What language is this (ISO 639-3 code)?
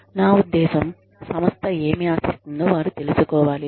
tel